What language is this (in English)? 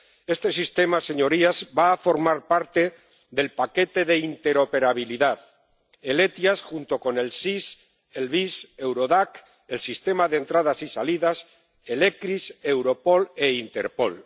Spanish